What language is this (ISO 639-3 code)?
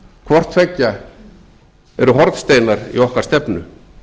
isl